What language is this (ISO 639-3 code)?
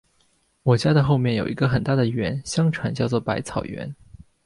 zho